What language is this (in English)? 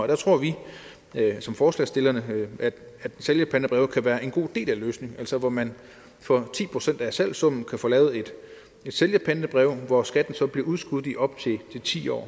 Danish